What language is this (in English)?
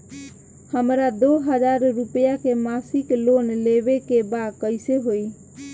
Bhojpuri